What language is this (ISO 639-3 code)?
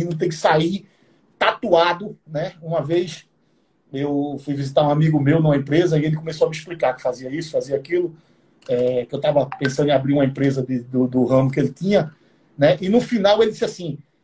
por